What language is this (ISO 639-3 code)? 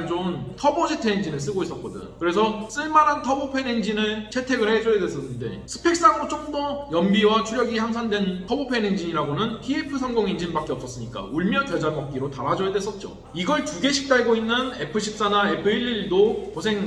kor